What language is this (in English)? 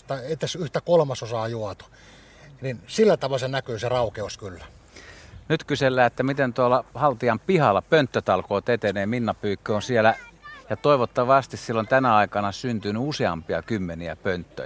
Finnish